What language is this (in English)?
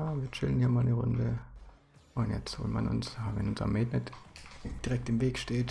German